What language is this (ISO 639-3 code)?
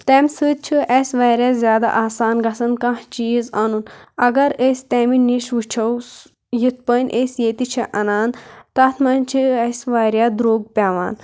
kas